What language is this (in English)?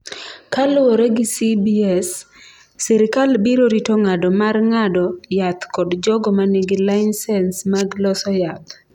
Luo (Kenya and Tanzania)